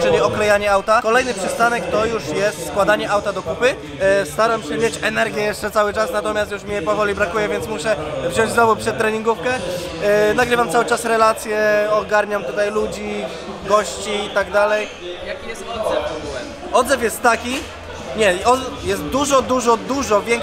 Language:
Polish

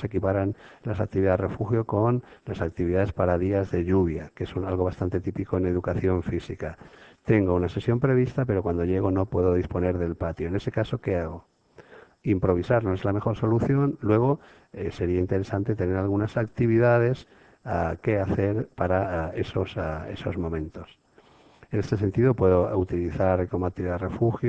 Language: Spanish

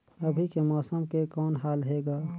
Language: Chhattisgarhi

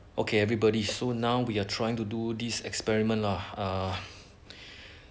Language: English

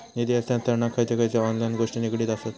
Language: Marathi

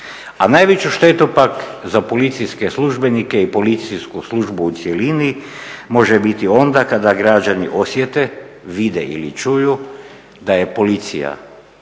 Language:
Croatian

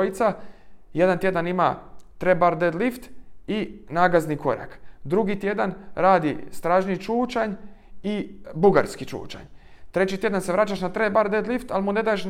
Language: Croatian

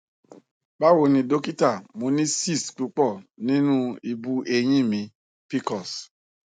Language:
Yoruba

